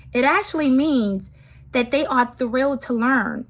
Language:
English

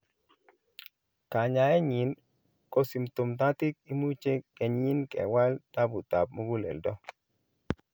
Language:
Kalenjin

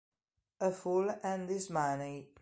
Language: Italian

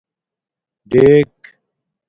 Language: Domaaki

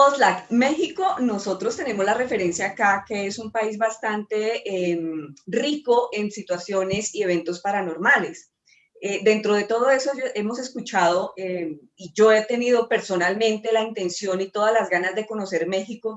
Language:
Spanish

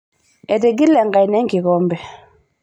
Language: Masai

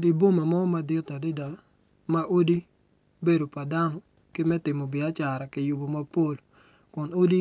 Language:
Acoli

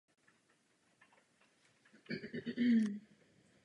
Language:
Czech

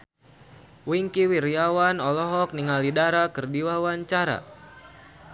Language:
Sundanese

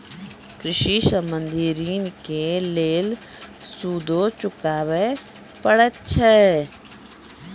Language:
Maithili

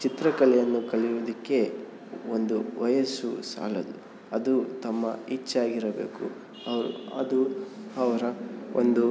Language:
Kannada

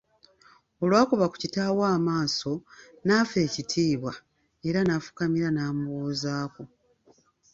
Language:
Ganda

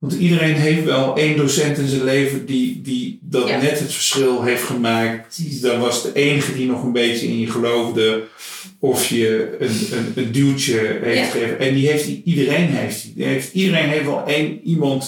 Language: Dutch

